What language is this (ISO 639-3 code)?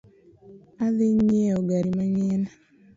luo